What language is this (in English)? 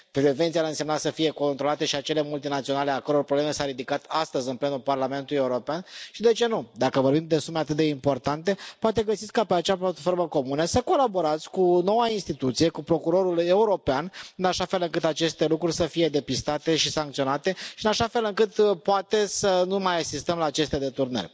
Romanian